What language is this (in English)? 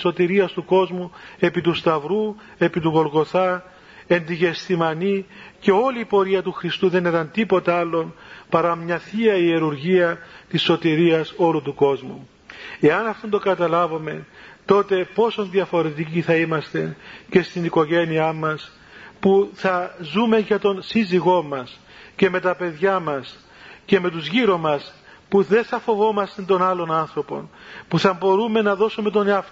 Greek